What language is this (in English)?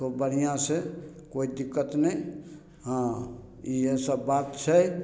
Maithili